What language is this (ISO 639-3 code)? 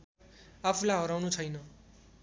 nep